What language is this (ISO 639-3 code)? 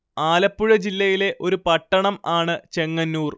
mal